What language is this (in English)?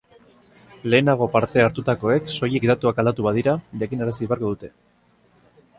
Basque